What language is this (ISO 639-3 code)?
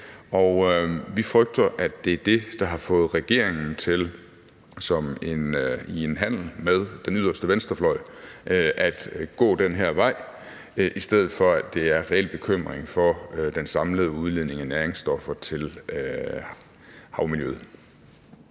dan